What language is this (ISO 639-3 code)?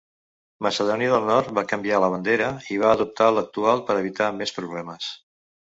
cat